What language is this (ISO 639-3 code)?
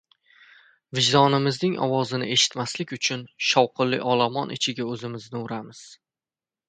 uzb